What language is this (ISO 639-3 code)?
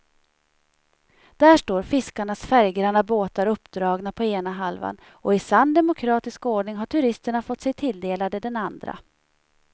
swe